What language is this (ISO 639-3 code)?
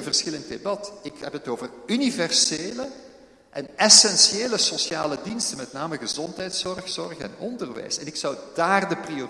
nld